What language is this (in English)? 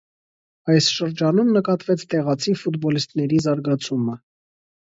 Armenian